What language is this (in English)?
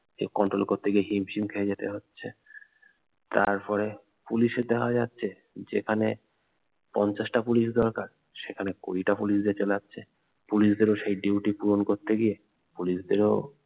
Bangla